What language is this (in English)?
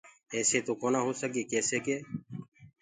Gurgula